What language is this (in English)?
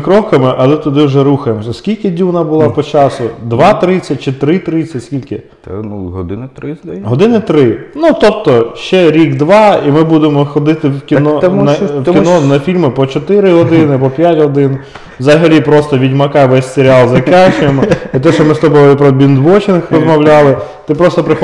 Ukrainian